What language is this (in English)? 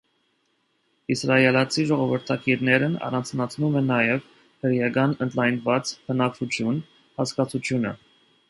Armenian